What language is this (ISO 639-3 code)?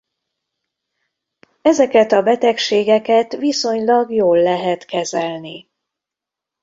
hun